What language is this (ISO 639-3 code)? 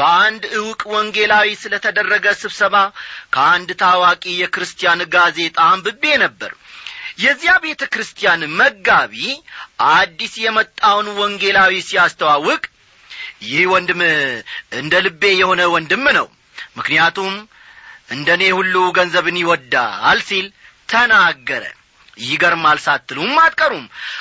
amh